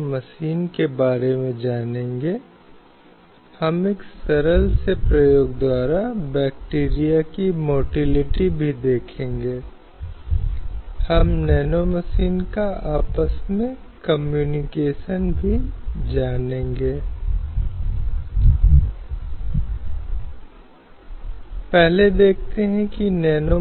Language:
Hindi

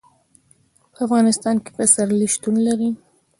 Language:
Pashto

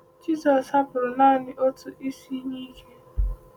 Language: Igbo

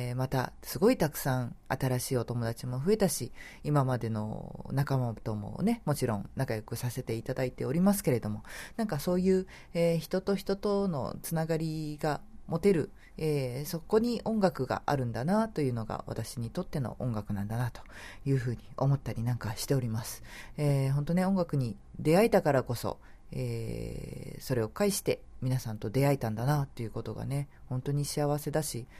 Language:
Japanese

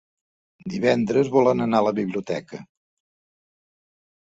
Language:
Catalan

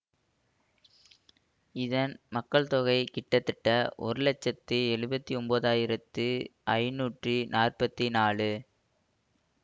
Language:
Tamil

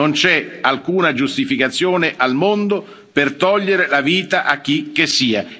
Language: Italian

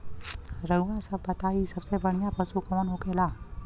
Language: Bhojpuri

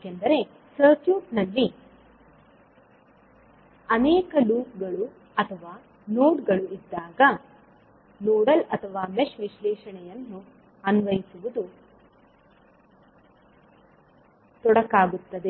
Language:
Kannada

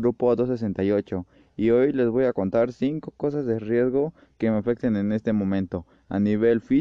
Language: Spanish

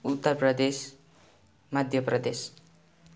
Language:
Nepali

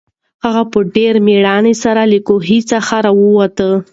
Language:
Pashto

